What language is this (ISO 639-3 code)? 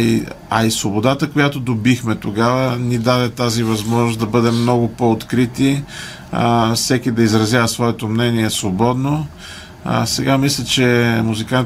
bul